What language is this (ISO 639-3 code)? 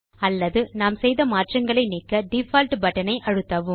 tam